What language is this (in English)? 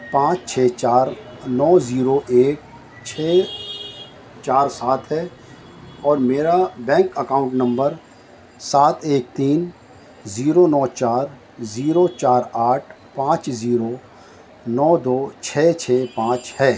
Urdu